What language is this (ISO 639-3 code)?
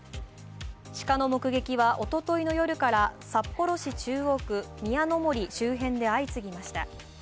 jpn